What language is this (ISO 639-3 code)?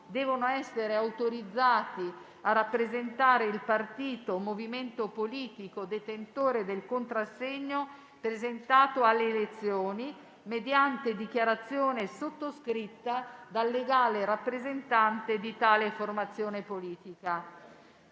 ita